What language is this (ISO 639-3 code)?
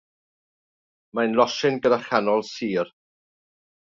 cym